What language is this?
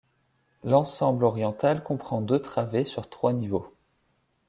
French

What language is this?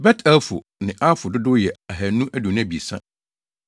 Akan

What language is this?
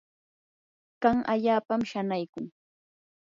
Yanahuanca Pasco Quechua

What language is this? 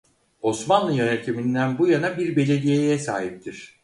Turkish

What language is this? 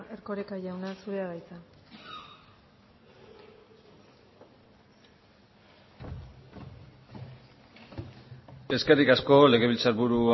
Basque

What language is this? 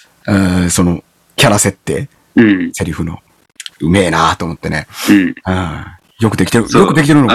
Japanese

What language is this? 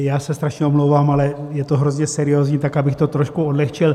Czech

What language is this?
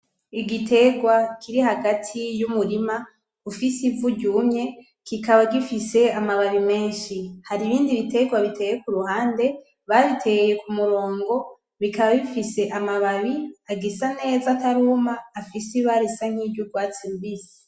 Rundi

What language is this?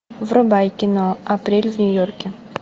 Russian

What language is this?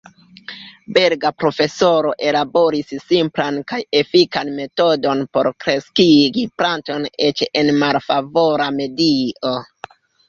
Esperanto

